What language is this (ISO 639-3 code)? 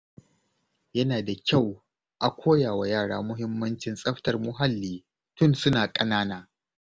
hau